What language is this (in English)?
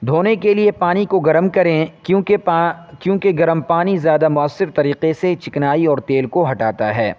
Urdu